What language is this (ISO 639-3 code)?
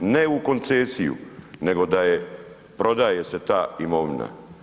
hrv